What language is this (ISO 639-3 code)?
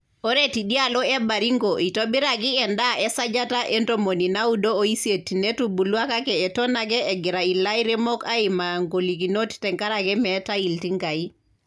mas